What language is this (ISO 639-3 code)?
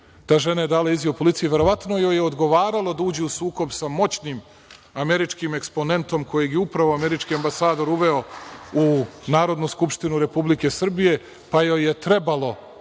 srp